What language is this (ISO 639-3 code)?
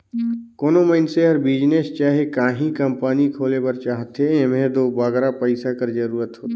hne